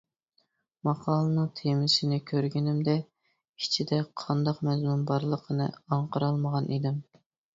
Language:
Uyghur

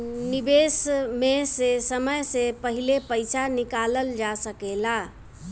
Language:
Bhojpuri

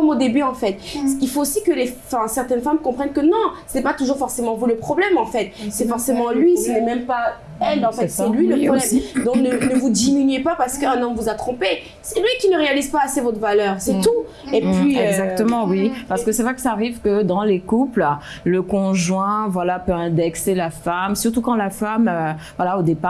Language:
French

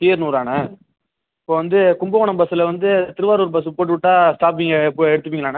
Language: Tamil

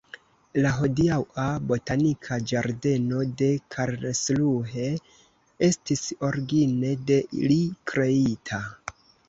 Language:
Esperanto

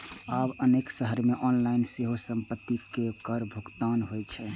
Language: Maithili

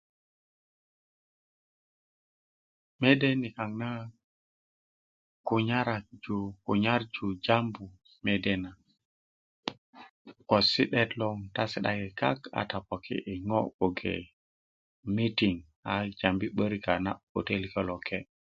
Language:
Kuku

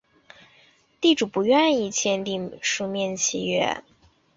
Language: Chinese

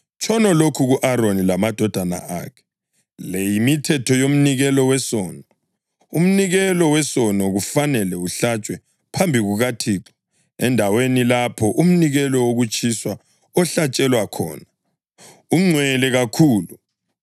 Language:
North Ndebele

